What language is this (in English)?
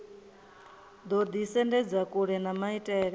Venda